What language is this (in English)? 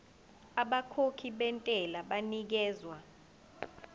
Zulu